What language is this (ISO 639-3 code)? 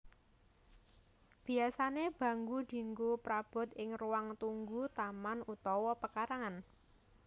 jav